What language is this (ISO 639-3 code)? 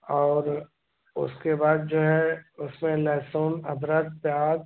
hin